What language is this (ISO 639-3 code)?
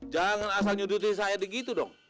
ind